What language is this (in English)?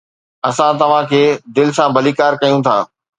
Sindhi